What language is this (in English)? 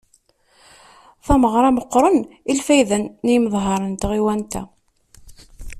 Kabyle